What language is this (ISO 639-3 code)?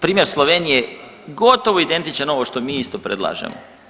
hrv